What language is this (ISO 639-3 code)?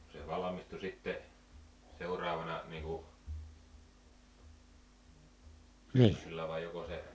fin